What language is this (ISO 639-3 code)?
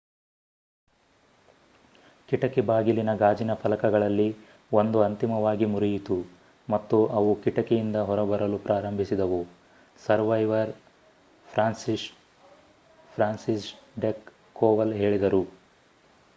kan